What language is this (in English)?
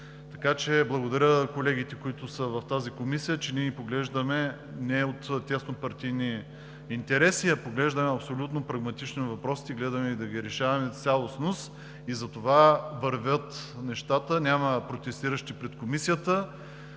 Bulgarian